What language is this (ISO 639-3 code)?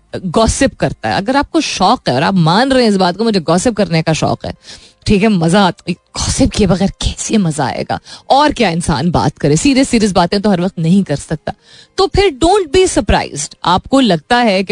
hin